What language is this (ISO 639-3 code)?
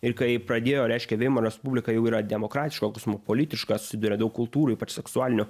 lit